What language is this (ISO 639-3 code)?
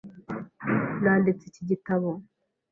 kin